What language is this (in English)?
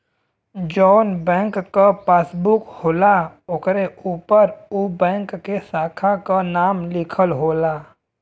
Bhojpuri